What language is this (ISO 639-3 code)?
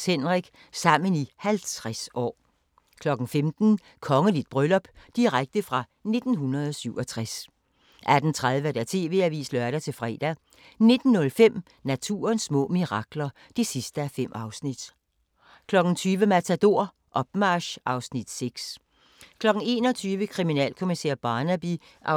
dan